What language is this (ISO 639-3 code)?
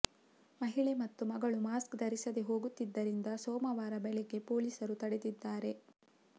kan